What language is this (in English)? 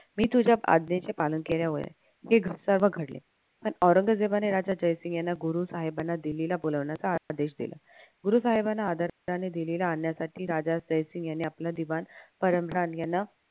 Marathi